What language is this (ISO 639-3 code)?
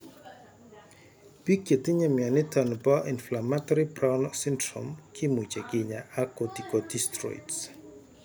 kln